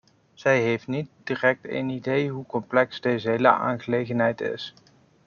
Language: Dutch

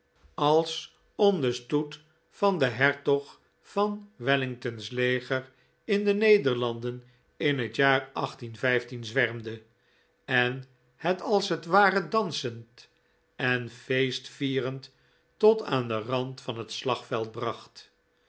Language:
Dutch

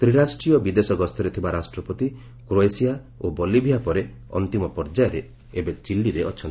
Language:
Odia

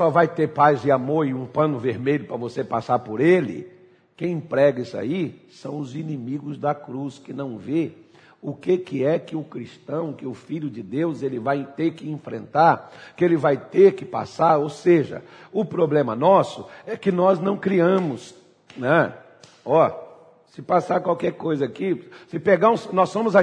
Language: Portuguese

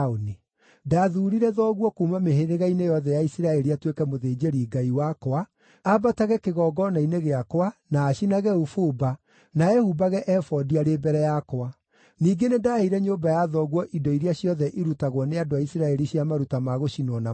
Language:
Kikuyu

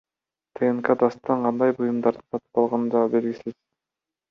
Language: Kyrgyz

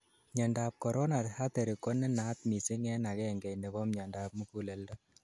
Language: Kalenjin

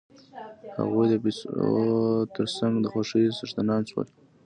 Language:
Pashto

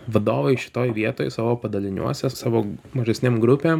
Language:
Lithuanian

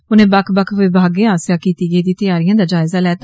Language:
Dogri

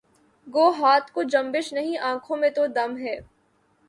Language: Urdu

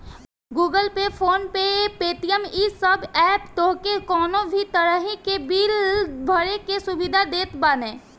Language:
Bhojpuri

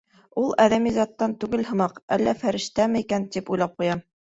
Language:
Bashkir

